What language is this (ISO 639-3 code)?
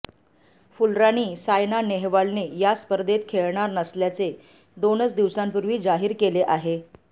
mar